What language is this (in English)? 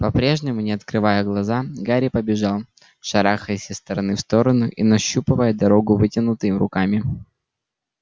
Russian